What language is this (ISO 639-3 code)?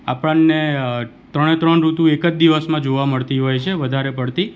guj